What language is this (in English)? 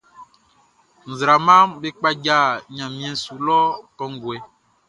Baoulé